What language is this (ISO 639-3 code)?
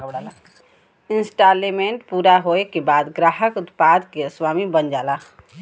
bho